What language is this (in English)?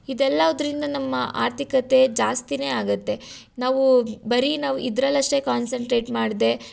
Kannada